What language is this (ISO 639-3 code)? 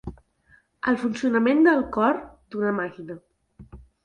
cat